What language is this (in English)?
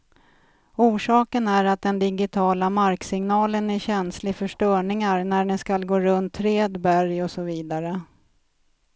Swedish